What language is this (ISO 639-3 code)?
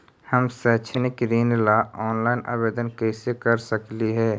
mag